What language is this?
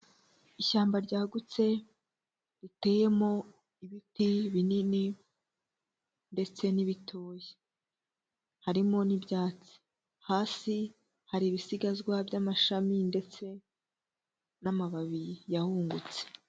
Kinyarwanda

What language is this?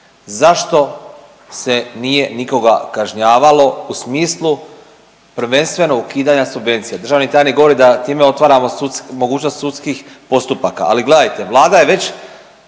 Croatian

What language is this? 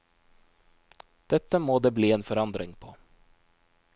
Norwegian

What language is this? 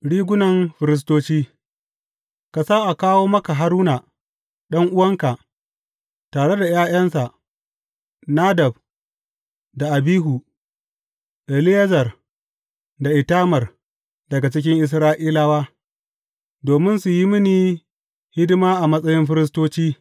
Hausa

